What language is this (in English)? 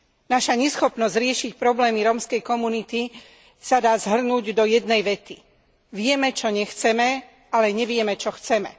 Slovak